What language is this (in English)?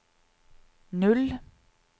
Norwegian